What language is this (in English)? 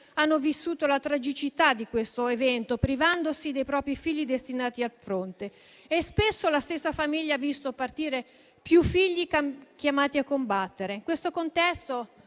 Italian